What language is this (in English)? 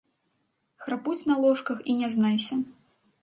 Belarusian